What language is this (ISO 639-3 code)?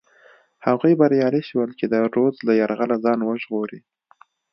pus